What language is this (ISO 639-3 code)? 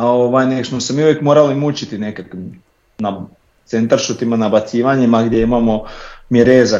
hrv